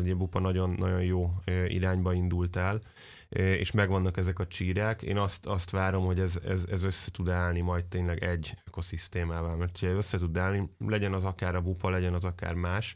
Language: Hungarian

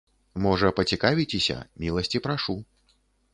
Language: Belarusian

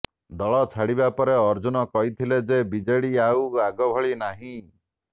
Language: Odia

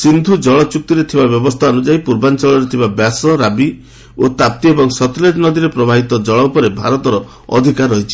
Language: Odia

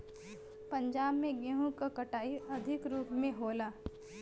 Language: Bhojpuri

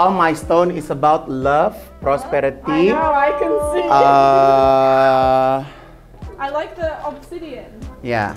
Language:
Indonesian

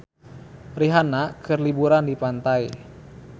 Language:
Sundanese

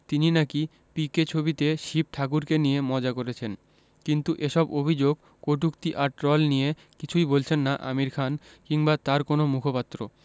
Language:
Bangla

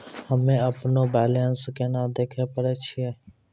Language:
Maithili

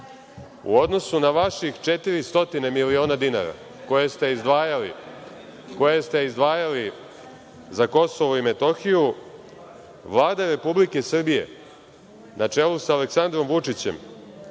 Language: Serbian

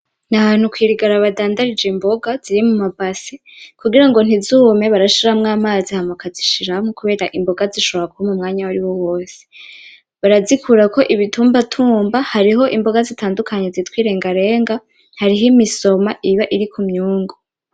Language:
Rundi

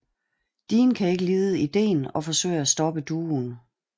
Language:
Danish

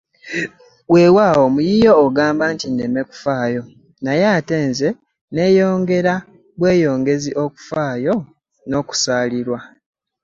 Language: Ganda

